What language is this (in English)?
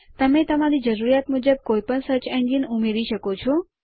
Gujarati